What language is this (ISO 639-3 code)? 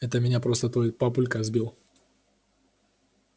rus